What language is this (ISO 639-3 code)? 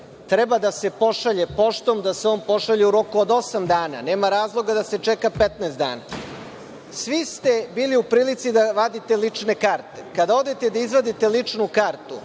srp